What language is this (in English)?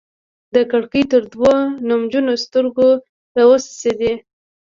Pashto